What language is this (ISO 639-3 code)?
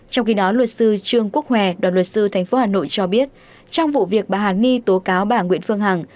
vie